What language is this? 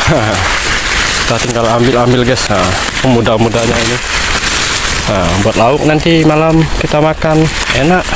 Indonesian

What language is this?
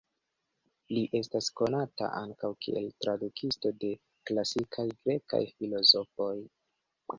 Esperanto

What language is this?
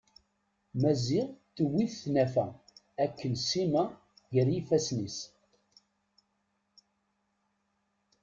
Kabyle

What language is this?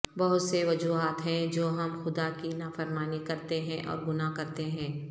Urdu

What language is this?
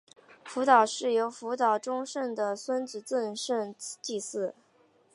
Chinese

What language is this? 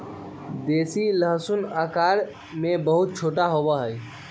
Magahi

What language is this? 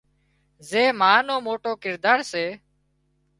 Wadiyara Koli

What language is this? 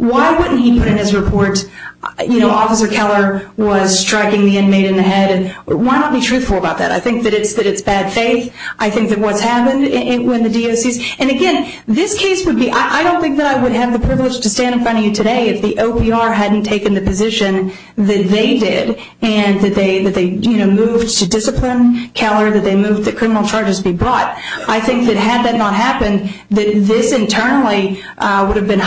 English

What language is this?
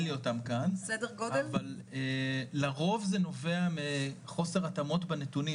Hebrew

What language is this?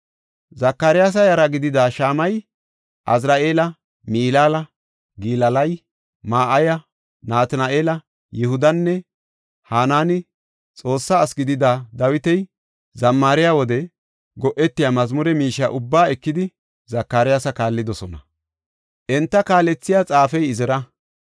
Gofa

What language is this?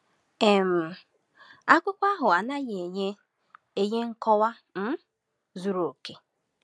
Igbo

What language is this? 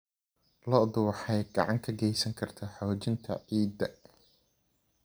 Somali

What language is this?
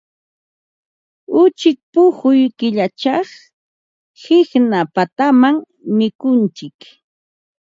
Ambo-Pasco Quechua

